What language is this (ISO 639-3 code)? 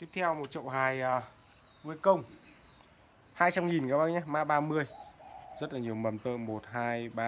vie